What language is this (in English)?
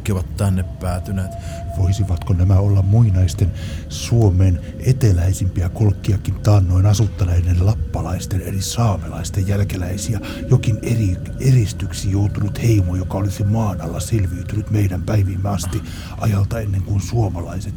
Finnish